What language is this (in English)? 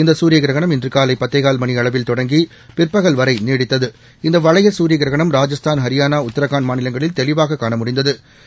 Tamil